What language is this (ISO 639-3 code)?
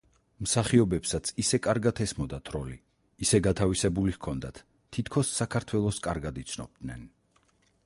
kat